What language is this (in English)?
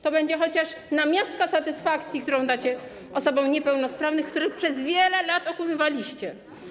Polish